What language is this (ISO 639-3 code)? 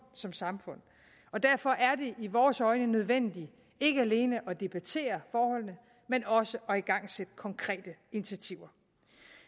dan